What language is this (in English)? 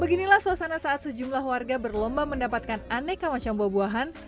Indonesian